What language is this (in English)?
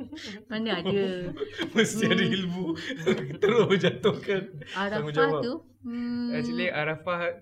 Malay